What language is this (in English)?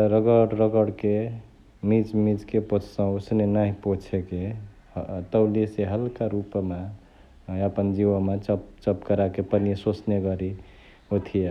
Chitwania Tharu